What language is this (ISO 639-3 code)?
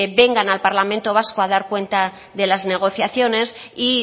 spa